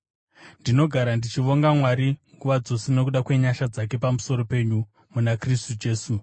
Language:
Shona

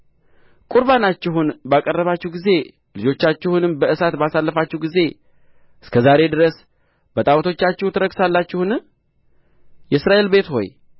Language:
Amharic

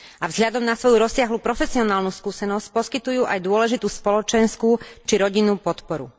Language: Slovak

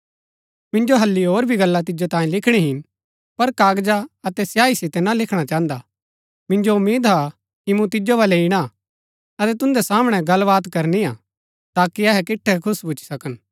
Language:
Gaddi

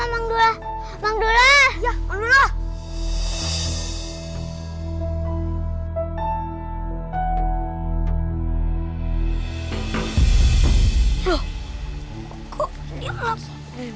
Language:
Indonesian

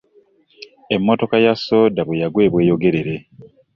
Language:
Ganda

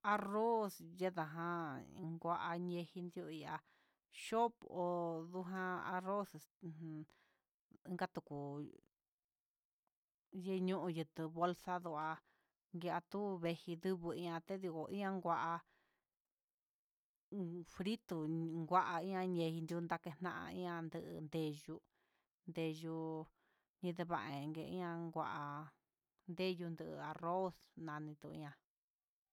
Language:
Huitepec Mixtec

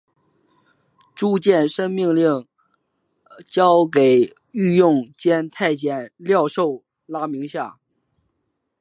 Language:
Chinese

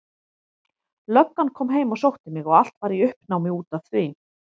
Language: Icelandic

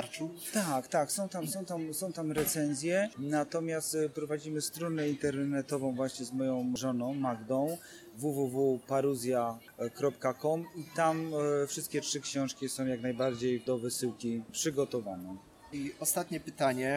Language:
Polish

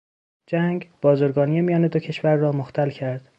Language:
Persian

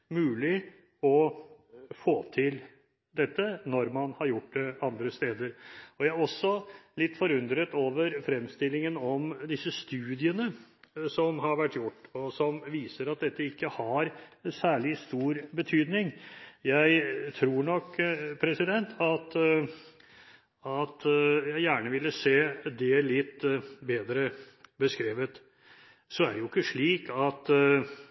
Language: Norwegian Bokmål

